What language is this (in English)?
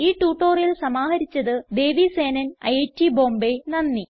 Malayalam